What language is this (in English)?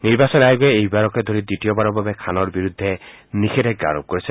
Assamese